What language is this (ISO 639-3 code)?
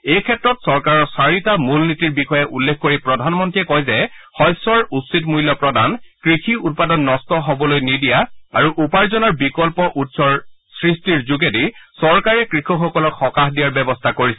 asm